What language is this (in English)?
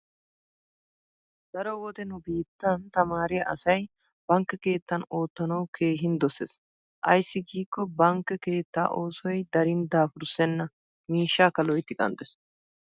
Wolaytta